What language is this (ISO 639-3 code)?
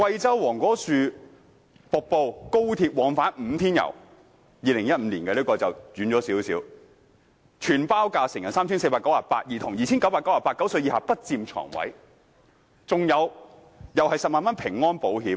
yue